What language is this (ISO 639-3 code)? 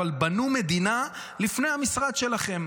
heb